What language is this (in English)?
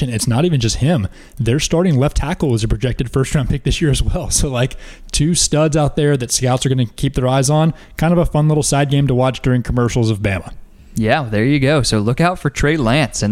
English